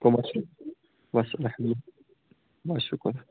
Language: Kashmiri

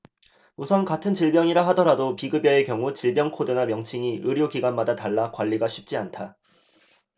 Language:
Korean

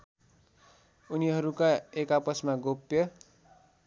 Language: Nepali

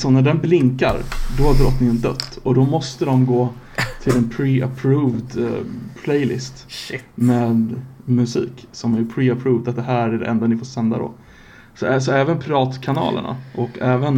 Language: Swedish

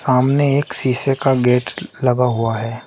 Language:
Hindi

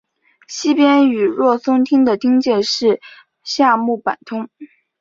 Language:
Chinese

